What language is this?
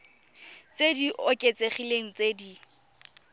Tswana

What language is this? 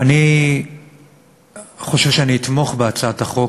Hebrew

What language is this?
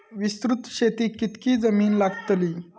Marathi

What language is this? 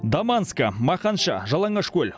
Kazakh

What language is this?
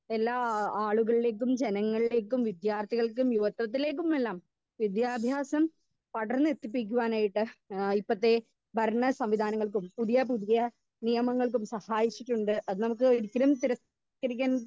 Malayalam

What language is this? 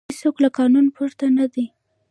Pashto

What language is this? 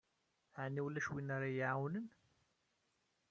Kabyle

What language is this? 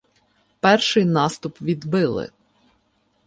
Ukrainian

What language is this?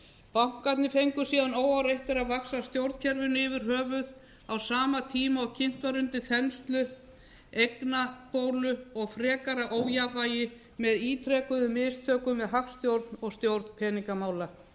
Icelandic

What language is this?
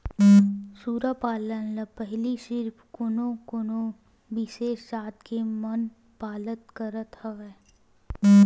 Chhattisgarhi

